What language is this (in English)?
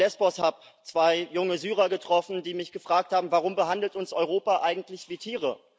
German